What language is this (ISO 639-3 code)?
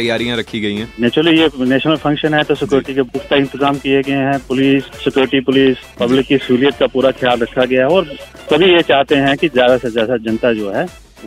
hin